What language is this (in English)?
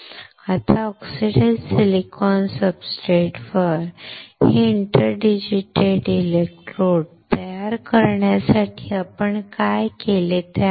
Marathi